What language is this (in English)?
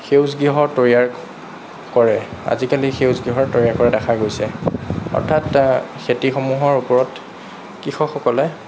Assamese